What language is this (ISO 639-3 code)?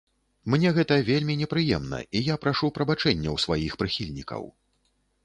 bel